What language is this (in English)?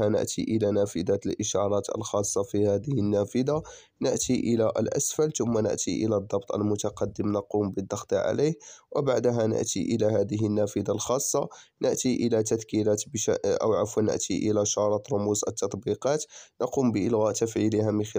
Arabic